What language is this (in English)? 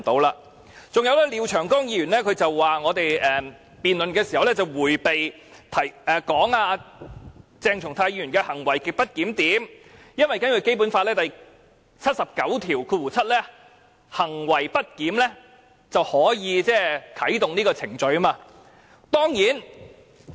Cantonese